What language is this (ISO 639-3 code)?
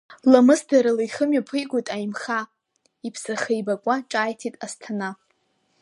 abk